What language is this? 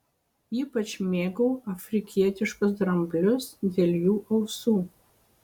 Lithuanian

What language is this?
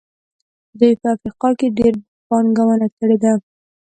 Pashto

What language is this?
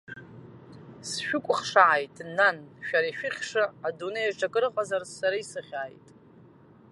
Abkhazian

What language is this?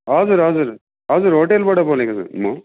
Nepali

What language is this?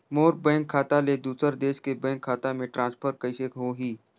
Chhattisgarhi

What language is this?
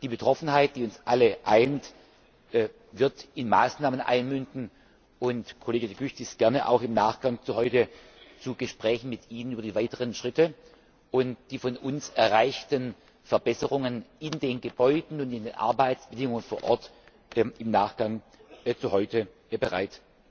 German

